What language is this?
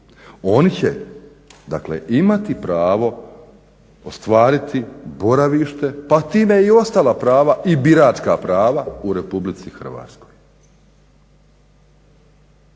Croatian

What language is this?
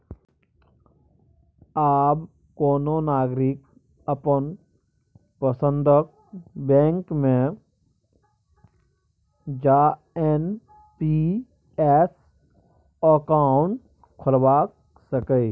Maithili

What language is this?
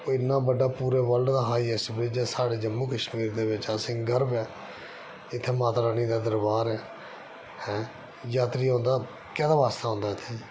Dogri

